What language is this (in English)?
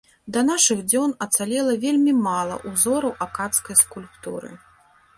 Belarusian